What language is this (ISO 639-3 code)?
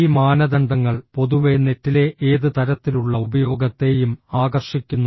mal